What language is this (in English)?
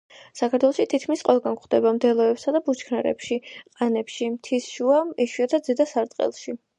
Georgian